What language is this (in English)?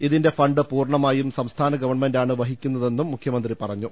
Malayalam